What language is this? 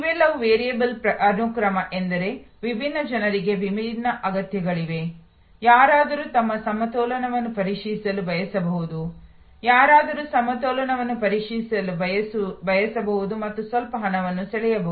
Kannada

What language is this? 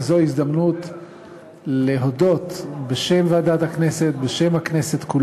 Hebrew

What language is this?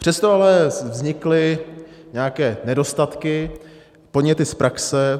Czech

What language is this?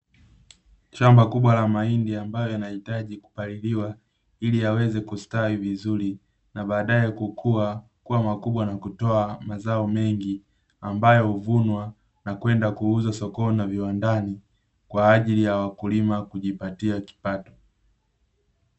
Swahili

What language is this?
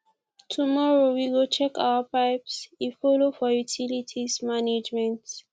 Nigerian Pidgin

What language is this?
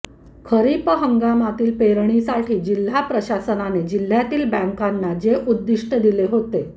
Marathi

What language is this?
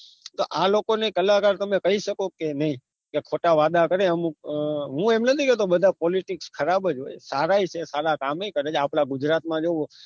Gujarati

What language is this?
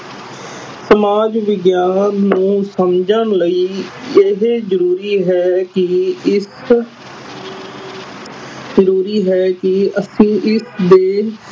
Punjabi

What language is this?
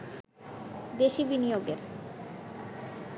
Bangla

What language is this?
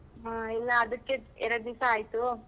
Kannada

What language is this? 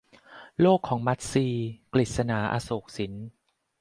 Thai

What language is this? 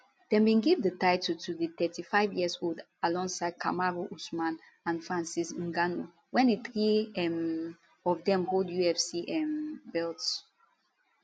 Nigerian Pidgin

